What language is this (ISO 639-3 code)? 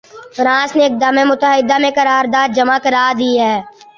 urd